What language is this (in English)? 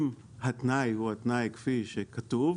Hebrew